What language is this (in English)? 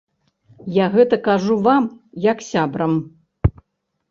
Belarusian